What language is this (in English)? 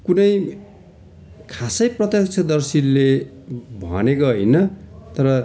Nepali